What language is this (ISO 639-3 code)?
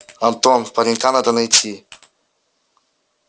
rus